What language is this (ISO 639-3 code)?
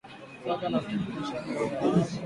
swa